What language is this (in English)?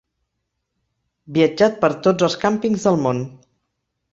Catalan